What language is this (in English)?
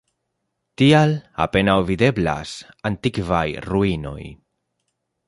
Esperanto